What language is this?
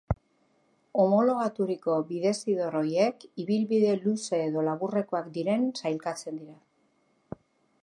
Basque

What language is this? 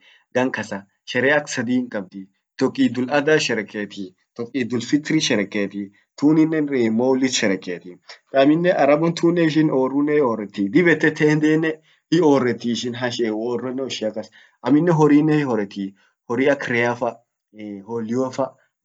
Orma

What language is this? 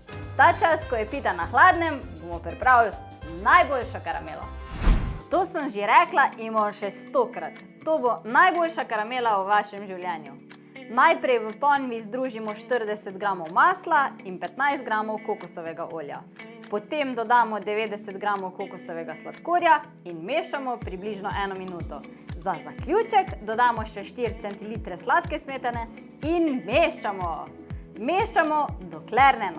Slovenian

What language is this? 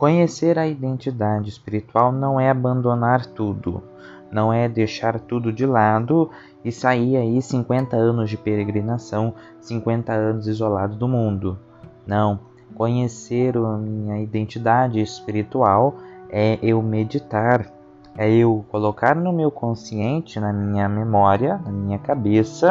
Portuguese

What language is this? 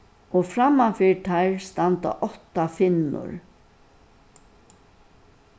Faroese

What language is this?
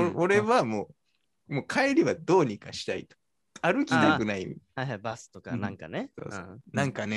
Japanese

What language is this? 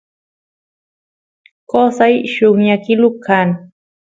Santiago del Estero Quichua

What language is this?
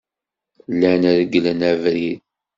Kabyle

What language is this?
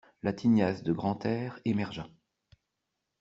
French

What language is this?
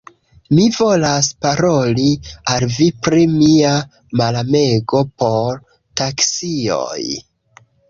Esperanto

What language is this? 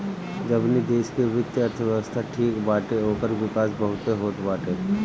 Bhojpuri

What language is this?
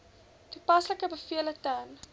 Afrikaans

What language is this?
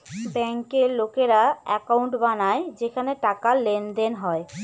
Bangla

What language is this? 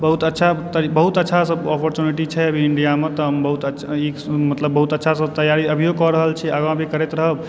Maithili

